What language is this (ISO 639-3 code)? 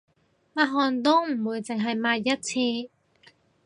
yue